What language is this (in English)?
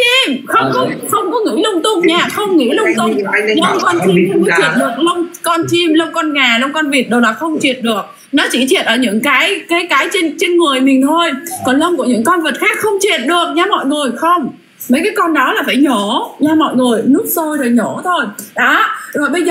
Vietnamese